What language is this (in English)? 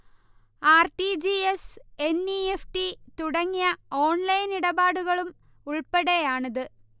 Malayalam